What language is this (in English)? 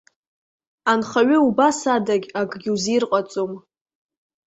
Abkhazian